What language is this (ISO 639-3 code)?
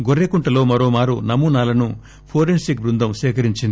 tel